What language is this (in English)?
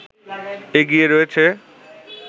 Bangla